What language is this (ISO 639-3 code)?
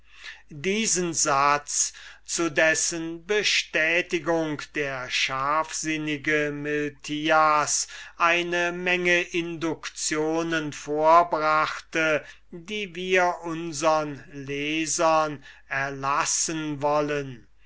deu